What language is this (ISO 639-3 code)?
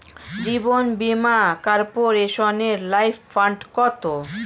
ben